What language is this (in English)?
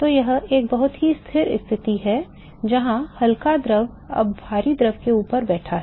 Hindi